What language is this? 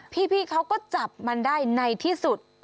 Thai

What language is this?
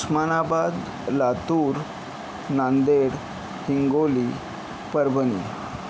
Marathi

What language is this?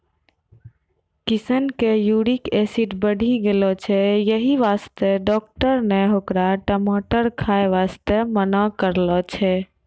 Maithili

